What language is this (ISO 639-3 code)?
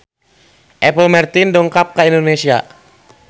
sun